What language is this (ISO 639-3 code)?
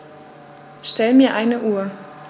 deu